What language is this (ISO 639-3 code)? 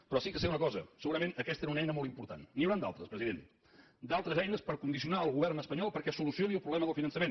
cat